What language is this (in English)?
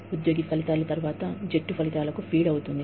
Telugu